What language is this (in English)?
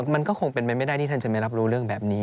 Thai